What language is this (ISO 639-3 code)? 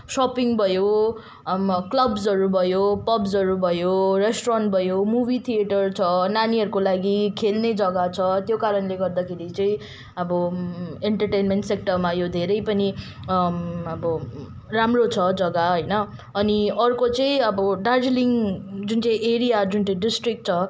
nep